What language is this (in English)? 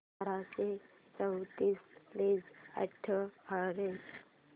Marathi